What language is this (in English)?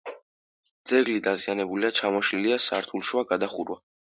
Georgian